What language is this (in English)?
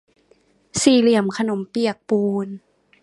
Thai